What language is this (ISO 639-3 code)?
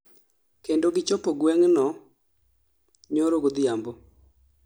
luo